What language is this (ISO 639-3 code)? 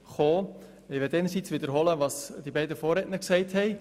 gsw